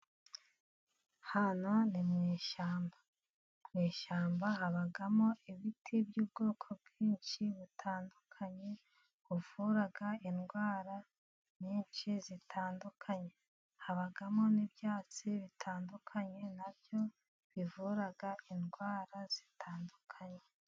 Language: Kinyarwanda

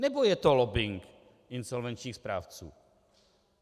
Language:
Czech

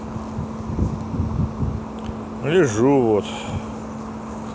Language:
Russian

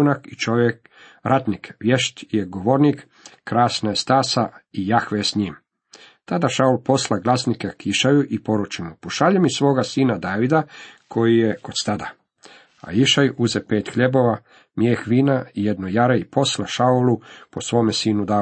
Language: Croatian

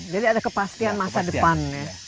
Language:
Indonesian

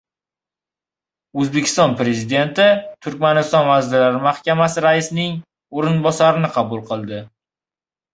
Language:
Uzbek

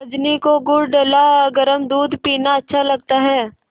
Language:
Hindi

